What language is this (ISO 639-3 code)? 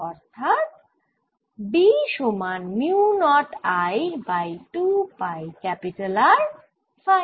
ben